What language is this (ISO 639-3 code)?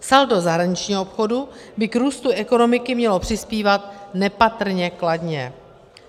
ces